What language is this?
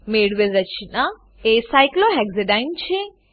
Gujarati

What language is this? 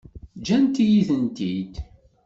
Kabyle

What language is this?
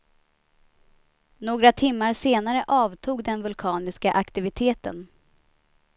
Swedish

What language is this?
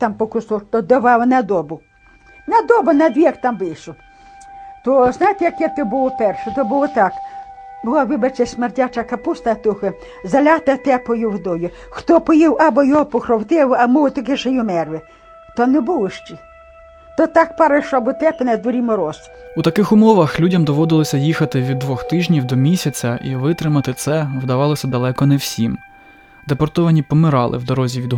Ukrainian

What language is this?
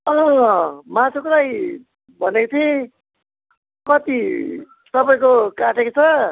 Nepali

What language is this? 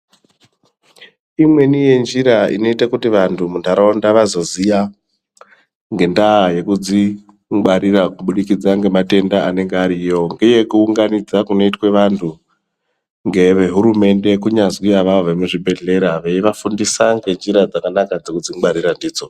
Ndau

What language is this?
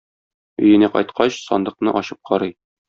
Tatar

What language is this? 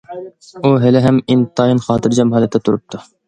Uyghur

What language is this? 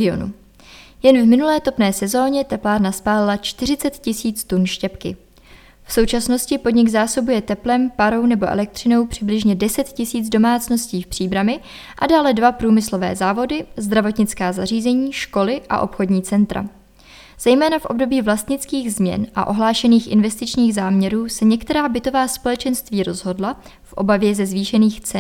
Czech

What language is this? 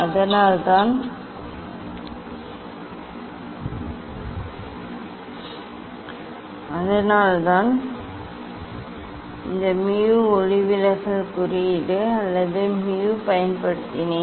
Tamil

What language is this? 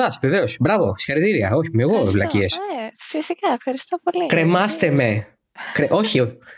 Greek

